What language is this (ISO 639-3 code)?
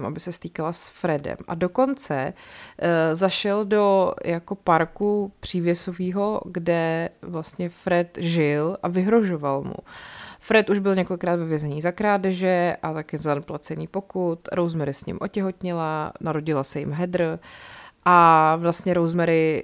ces